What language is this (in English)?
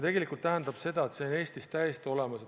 Estonian